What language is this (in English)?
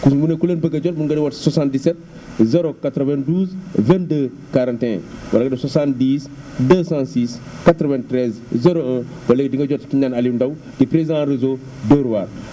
Wolof